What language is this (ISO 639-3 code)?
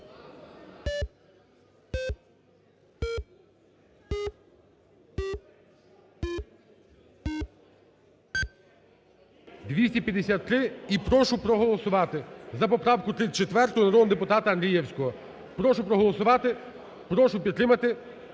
ukr